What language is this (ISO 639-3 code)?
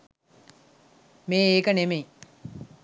sin